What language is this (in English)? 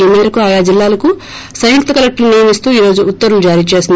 Telugu